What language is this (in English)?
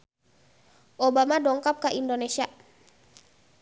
Sundanese